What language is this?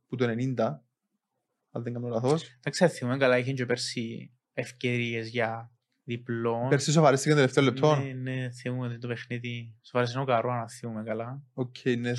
Greek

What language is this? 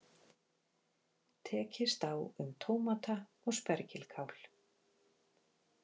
Icelandic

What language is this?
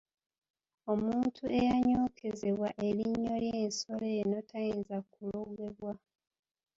Ganda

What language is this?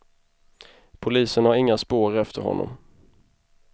Swedish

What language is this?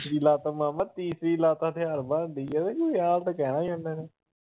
Punjabi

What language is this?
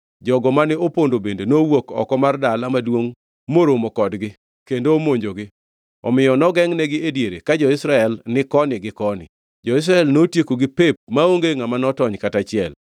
Luo (Kenya and Tanzania)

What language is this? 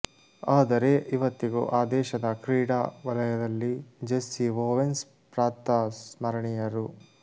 Kannada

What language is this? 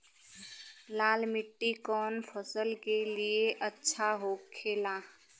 Bhojpuri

